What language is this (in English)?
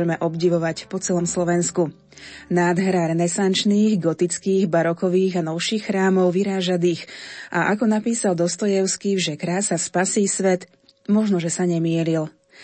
Slovak